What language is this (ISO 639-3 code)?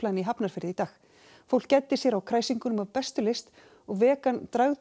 isl